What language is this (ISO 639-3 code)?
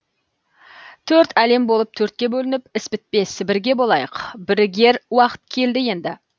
kaz